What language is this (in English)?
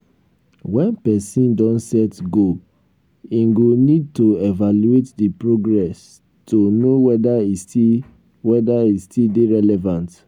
Nigerian Pidgin